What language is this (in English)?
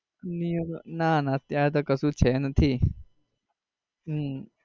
Gujarati